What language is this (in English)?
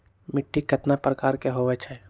Magahi